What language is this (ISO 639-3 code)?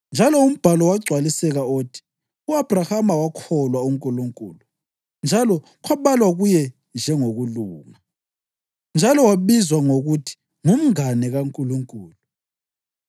nde